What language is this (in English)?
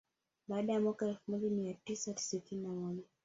Swahili